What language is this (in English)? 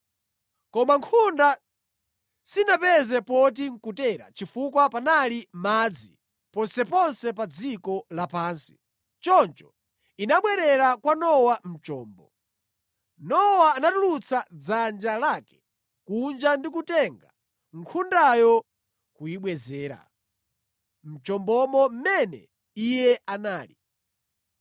Nyanja